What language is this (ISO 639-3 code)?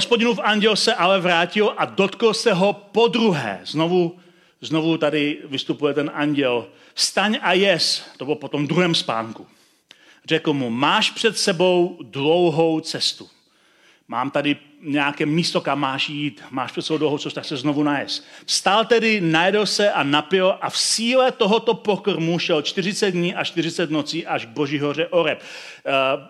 ces